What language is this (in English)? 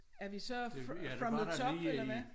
Danish